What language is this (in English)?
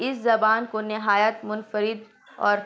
Urdu